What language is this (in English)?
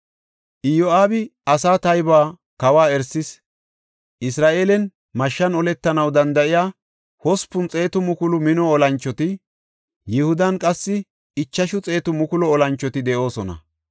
Gofa